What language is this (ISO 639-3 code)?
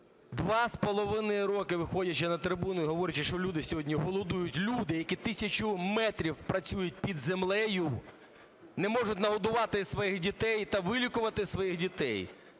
ukr